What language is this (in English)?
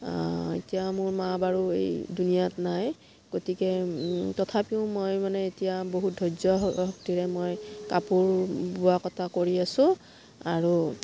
Assamese